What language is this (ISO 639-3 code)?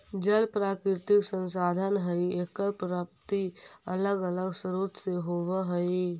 mag